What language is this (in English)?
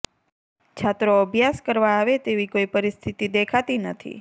Gujarati